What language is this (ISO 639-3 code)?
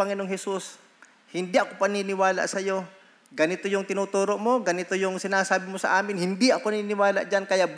fil